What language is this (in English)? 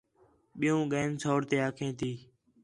Khetrani